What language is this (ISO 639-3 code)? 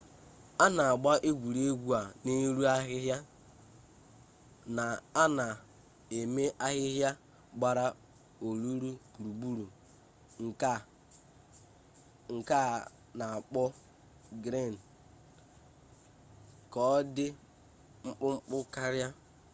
ibo